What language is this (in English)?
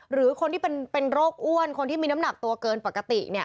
Thai